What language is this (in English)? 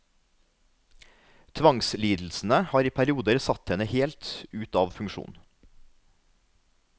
Norwegian